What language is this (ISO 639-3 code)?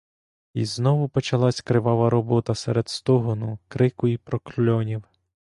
ukr